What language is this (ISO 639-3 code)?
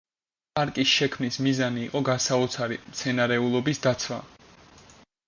kat